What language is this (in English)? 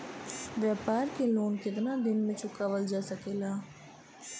Bhojpuri